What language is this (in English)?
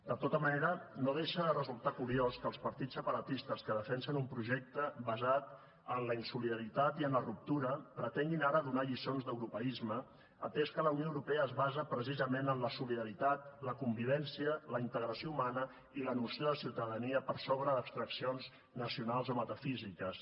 Catalan